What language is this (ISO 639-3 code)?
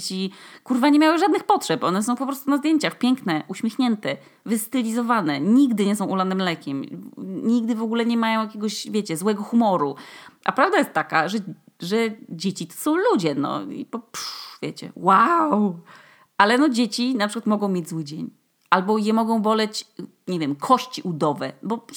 pol